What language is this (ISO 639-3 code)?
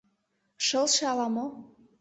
chm